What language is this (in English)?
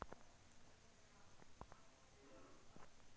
Hindi